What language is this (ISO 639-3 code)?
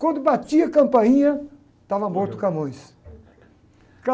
por